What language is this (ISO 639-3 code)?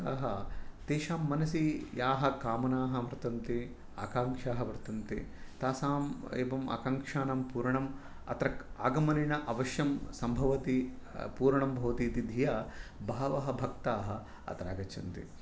san